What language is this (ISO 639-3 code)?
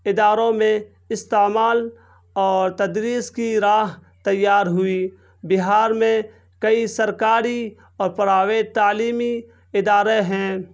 urd